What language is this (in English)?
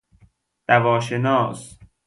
Persian